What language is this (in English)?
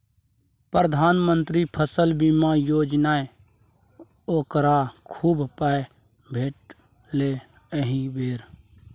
Maithili